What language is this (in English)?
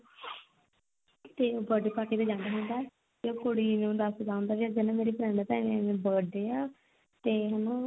Punjabi